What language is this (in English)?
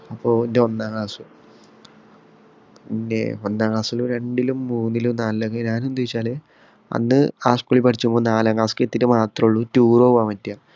Malayalam